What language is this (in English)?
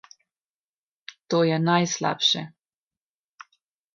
Slovenian